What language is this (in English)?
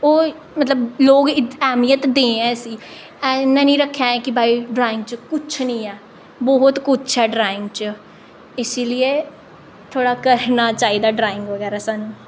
Dogri